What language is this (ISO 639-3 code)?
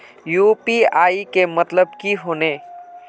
mag